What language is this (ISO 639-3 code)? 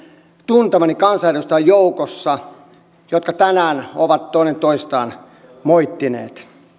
fin